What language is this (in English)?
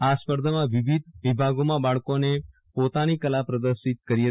Gujarati